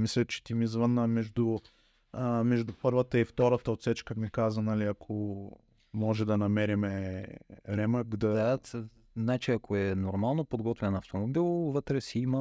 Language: Bulgarian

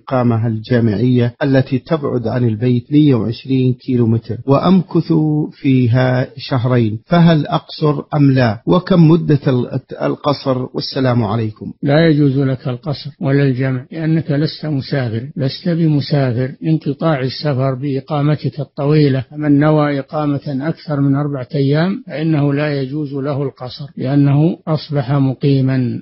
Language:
Arabic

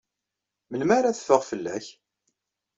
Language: Kabyle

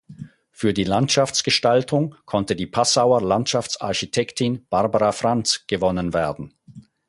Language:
German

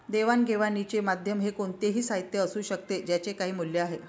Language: Marathi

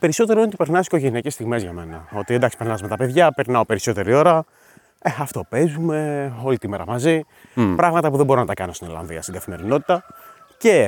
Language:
Greek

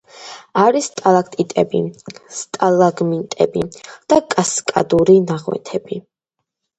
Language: Georgian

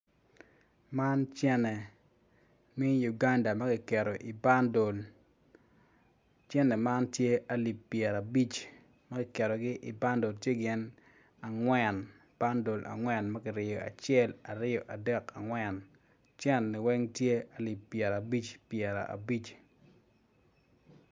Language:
Acoli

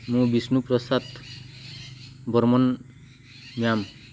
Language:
Odia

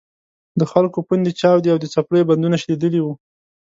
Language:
Pashto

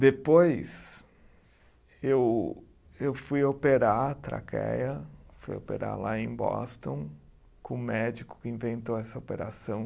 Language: Portuguese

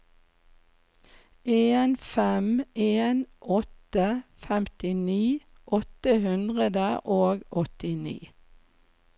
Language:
Norwegian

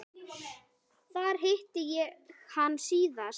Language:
Icelandic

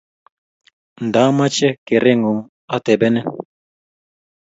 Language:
Kalenjin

